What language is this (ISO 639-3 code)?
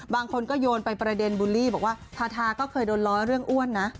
tha